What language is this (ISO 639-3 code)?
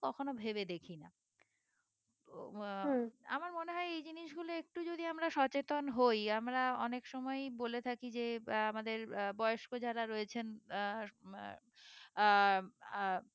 ben